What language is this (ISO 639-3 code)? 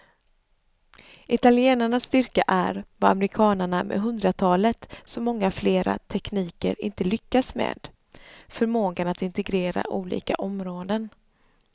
swe